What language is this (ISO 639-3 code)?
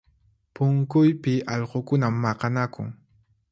qxp